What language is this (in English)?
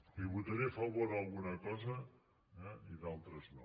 Catalan